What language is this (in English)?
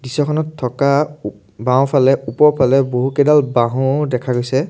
Assamese